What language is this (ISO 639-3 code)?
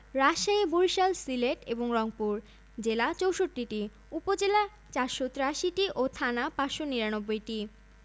ben